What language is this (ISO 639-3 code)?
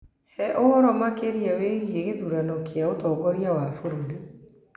kik